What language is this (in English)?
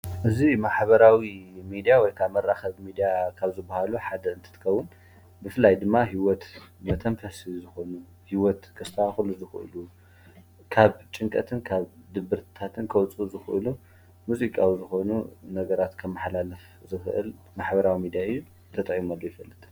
Tigrinya